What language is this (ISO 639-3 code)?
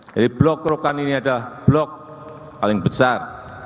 ind